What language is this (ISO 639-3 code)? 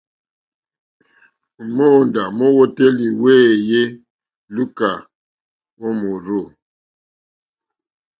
bri